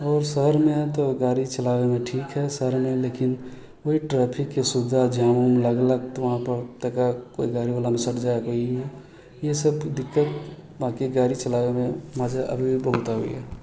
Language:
Maithili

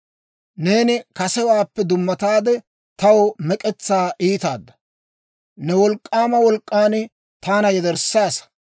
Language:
Dawro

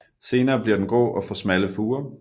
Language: Danish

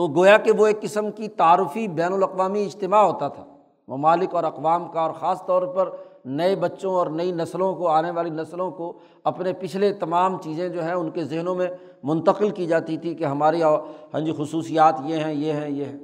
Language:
Urdu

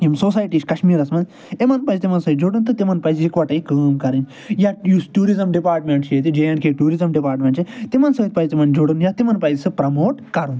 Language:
Kashmiri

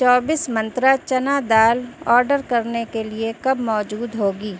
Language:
Urdu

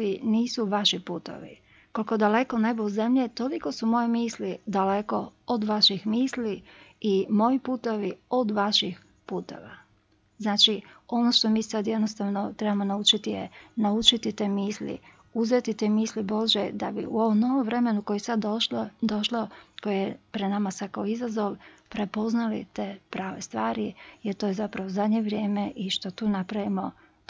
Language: Croatian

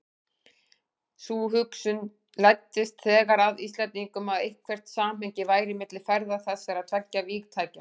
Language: Icelandic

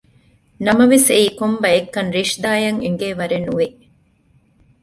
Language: Divehi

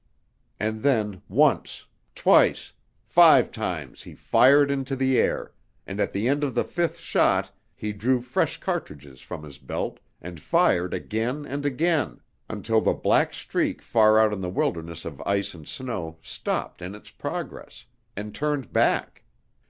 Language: English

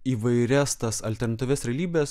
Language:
Lithuanian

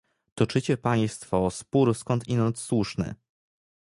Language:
Polish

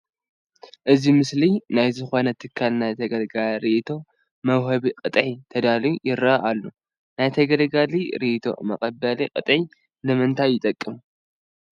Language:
Tigrinya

